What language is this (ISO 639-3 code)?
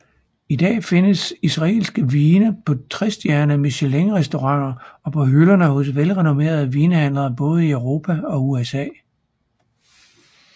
dan